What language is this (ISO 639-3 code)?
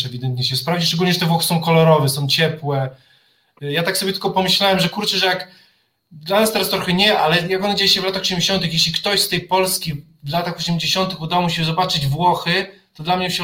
pol